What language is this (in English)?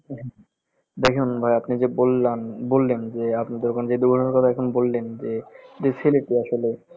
Bangla